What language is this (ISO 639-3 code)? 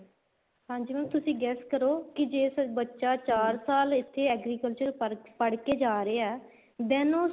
pan